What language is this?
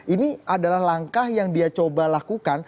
Indonesian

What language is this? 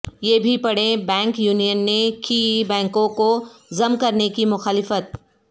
Urdu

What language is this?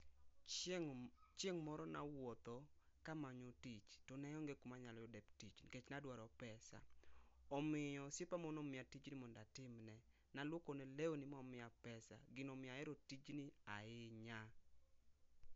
Luo (Kenya and Tanzania)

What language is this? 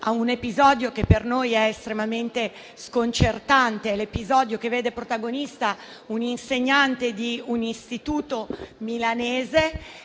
Italian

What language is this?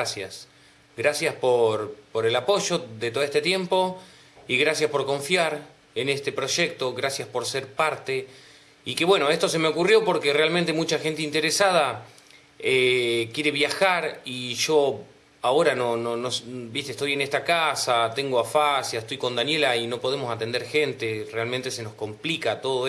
Spanish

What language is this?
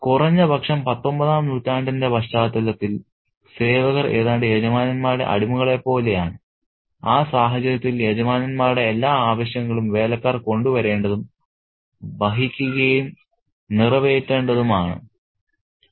Malayalam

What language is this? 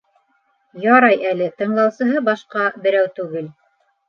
Bashkir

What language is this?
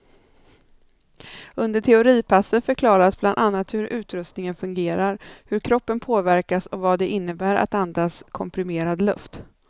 Swedish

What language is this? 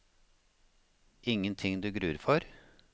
Norwegian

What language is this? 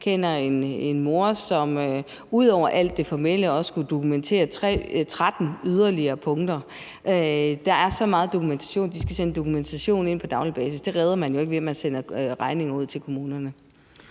Danish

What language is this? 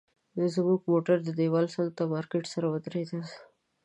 Pashto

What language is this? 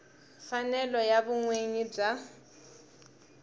Tsonga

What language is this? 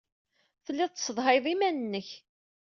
Kabyle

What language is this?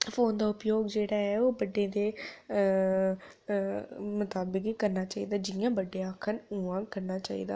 Dogri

